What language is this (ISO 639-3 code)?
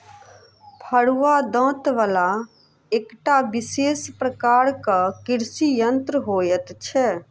mai